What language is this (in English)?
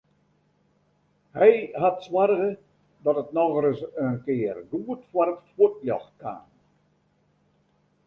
Western Frisian